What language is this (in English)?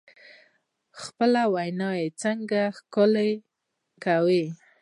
Pashto